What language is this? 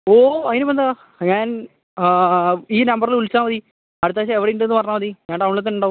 Malayalam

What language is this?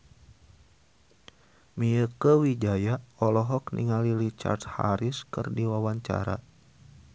Sundanese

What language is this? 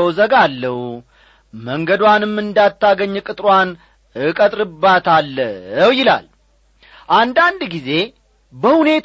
Amharic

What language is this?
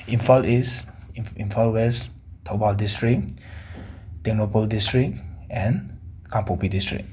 Manipuri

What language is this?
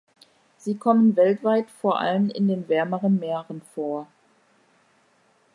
German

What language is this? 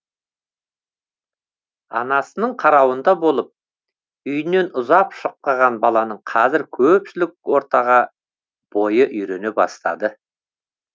Kazakh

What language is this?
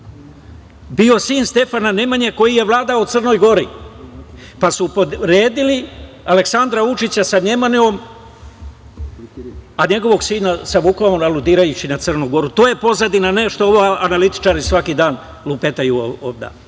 Serbian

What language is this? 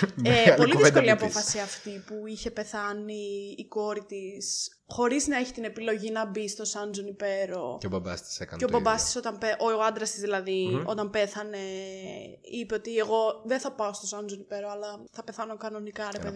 Greek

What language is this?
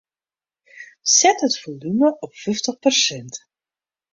Western Frisian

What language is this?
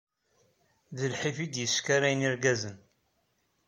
Kabyle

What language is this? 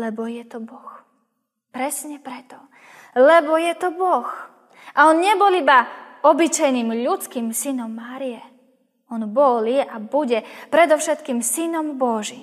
Slovak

